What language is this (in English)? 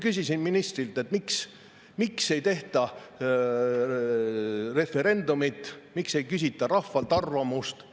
Estonian